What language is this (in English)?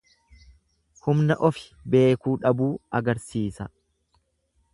Oromo